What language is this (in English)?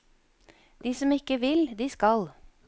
Norwegian